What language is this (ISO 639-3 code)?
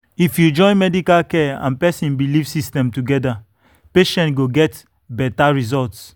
pcm